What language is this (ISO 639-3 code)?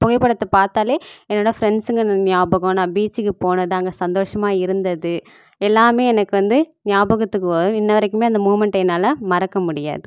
tam